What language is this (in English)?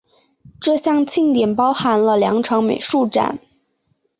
Chinese